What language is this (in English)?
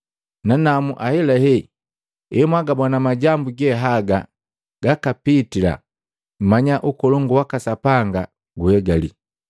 Matengo